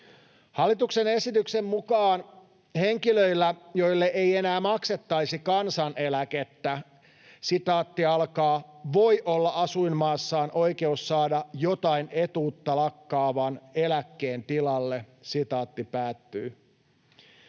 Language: Finnish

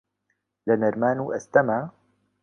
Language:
Central Kurdish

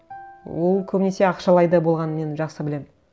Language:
Kazakh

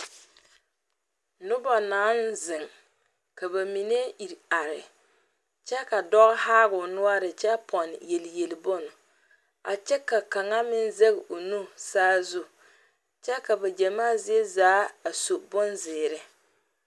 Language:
Southern Dagaare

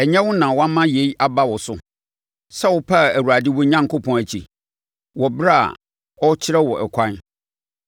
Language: Akan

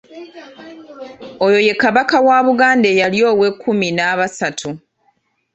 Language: Ganda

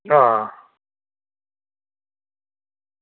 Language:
Dogri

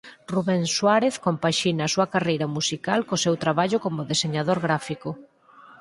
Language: Galician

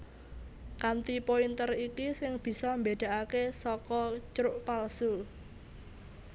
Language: Javanese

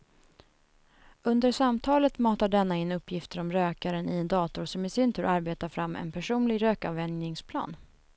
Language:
Swedish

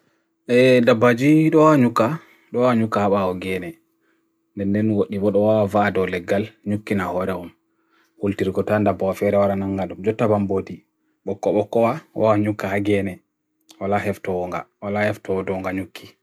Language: Bagirmi Fulfulde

